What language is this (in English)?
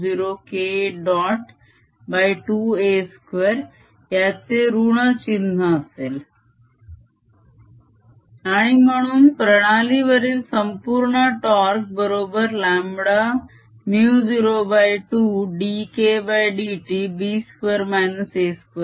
Marathi